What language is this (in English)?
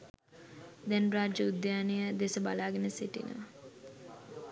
Sinhala